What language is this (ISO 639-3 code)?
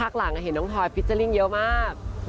tha